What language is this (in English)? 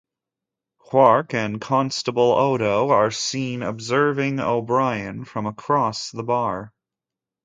English